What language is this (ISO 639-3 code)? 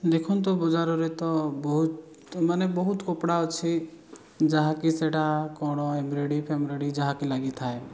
ori